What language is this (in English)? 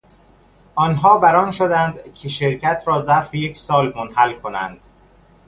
Persian